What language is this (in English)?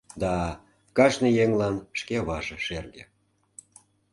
Mari